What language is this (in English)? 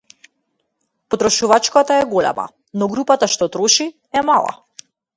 Macedonian